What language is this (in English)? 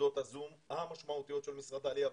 Hebrew